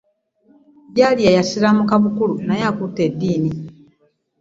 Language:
Ganda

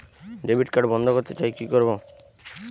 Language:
Bangla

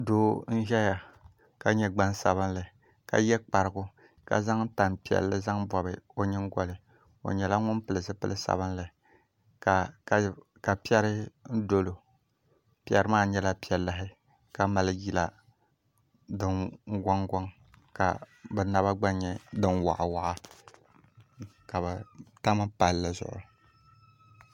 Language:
Dagbani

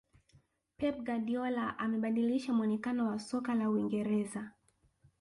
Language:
Swahili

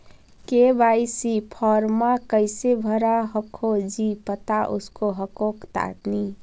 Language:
Magahi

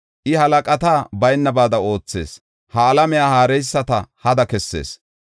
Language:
Gofa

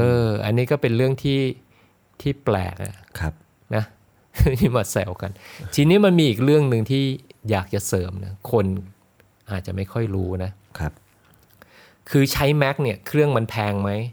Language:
Thai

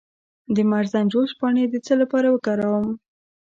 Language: Pashto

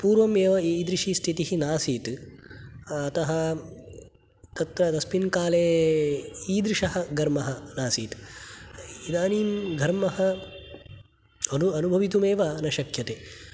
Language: Sanskrit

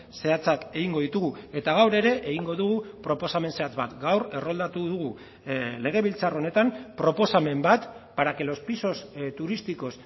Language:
Basque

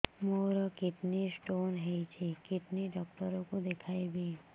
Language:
Odia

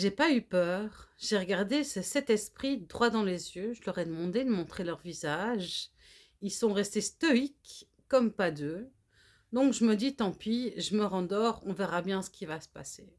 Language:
French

